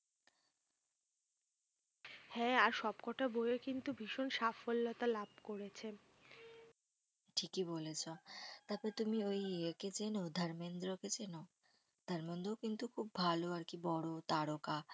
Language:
Bangla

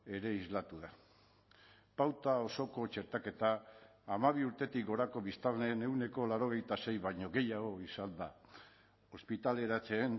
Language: Basque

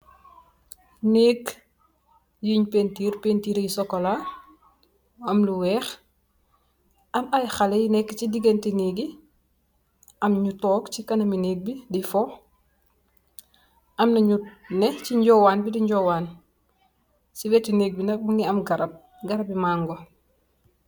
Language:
Wolof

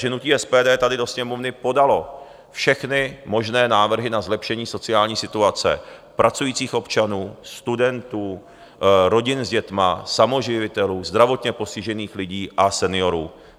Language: Czech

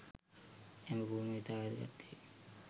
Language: Sinhala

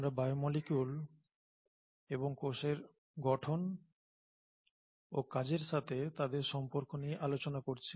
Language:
Bangla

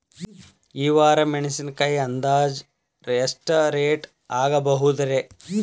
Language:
Kannada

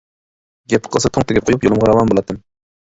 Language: Uyghur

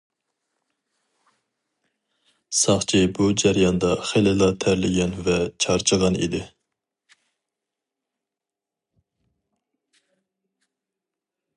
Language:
Uyghur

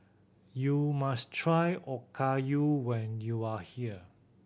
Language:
English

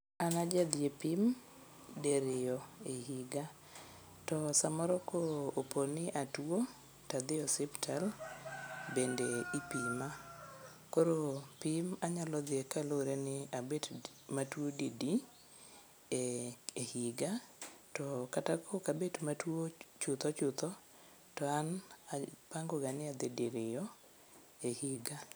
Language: Luo (Kenya and Tanzania)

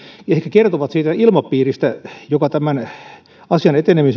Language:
Finnish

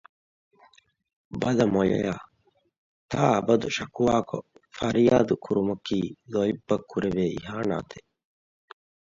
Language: Divehi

